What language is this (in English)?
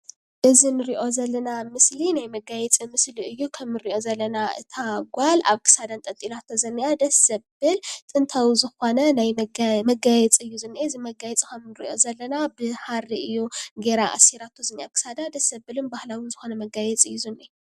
Tigrinya